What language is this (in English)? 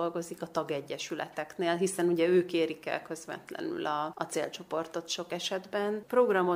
Hungarian